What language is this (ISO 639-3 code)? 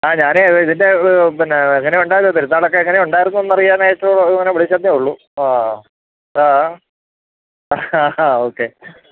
mal